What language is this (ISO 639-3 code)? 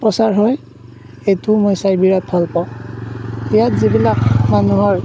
asm